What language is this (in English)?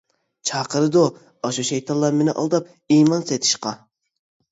Uyghur